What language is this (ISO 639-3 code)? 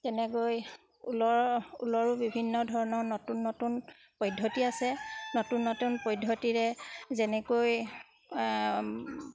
asm